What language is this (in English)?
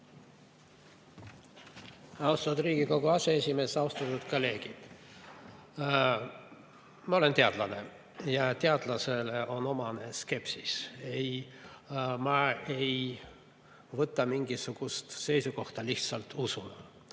Estonian